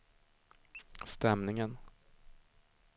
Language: Swedish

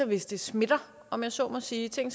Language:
Danish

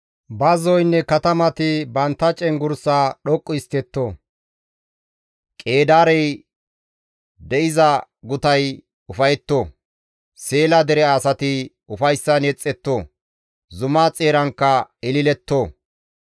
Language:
Gamo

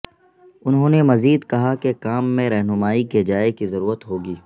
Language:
Urdu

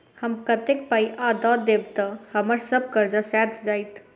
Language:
Maithili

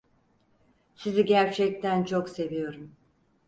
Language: Turkish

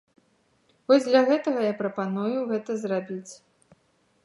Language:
Belarusian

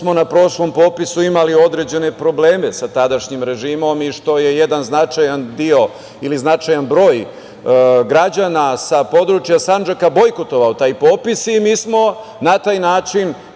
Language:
Serbian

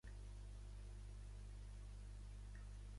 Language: Catalan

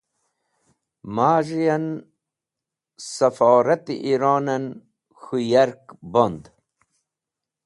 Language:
Wakhi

